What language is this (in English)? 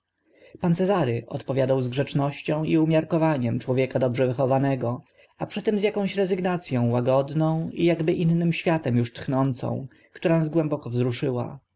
Polish